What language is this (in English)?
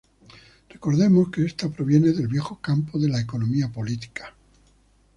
Spanish